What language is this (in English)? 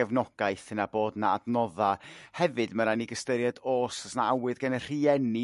Welsh